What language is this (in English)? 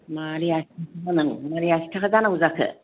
Bodo